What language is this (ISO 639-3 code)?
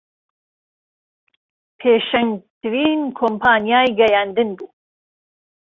ckb